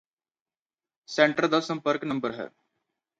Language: Punjabi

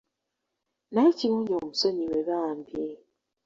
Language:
Ganda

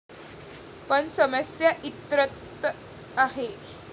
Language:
Marathi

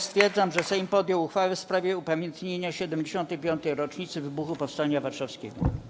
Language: Polish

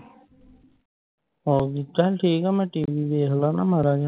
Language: Punjabi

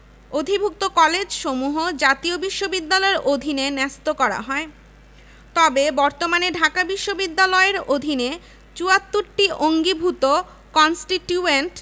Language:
Bangla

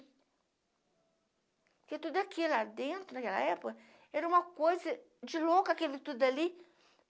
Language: Portuguese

